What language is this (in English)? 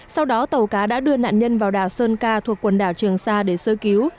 Vietnamese